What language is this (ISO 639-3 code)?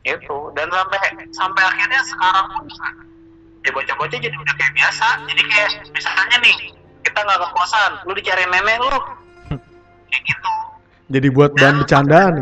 ind